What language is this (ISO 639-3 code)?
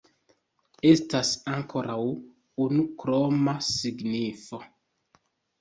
epo